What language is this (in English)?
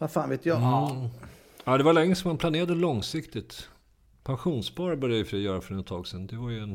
Swedish